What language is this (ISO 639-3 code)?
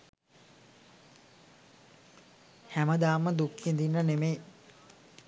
sin